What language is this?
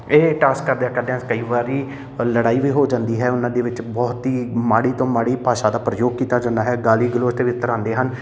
Punjabi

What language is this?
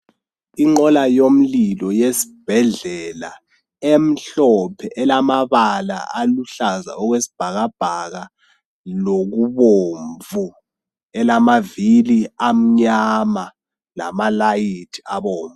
North Ndebele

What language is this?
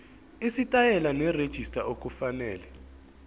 Zulu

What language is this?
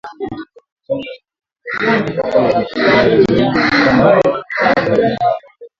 Swahili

